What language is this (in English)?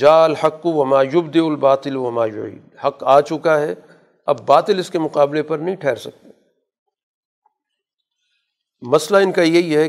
Urdu